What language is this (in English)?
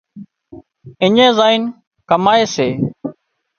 Wadiyara Koli